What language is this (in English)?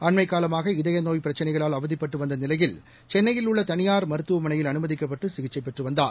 Tamil